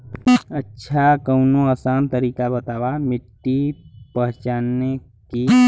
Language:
Bhojpuri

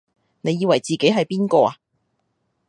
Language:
Cantonese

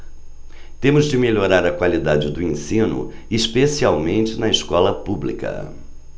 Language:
Portuguese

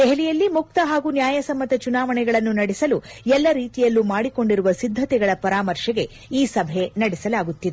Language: Kannada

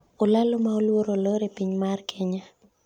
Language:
Luo (Kenya and Tanzania)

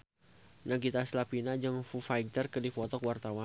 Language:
Sundanese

